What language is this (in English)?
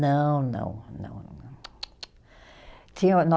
Portuguese